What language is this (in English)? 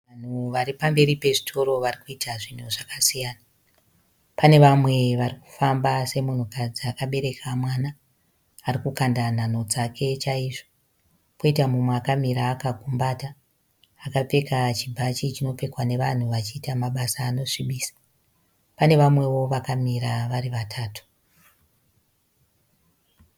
Shona